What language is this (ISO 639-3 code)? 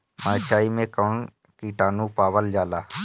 bho